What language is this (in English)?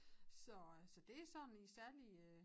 Danish